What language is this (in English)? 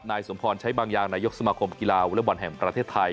Thai